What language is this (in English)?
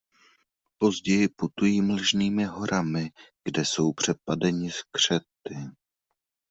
Czech